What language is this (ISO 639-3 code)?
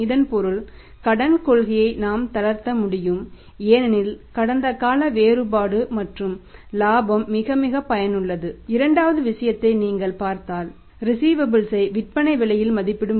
tam